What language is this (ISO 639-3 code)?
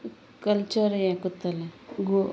kok